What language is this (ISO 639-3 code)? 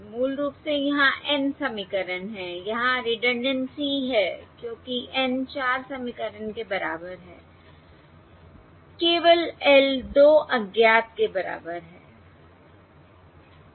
hin